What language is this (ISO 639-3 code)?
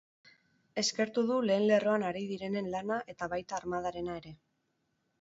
eus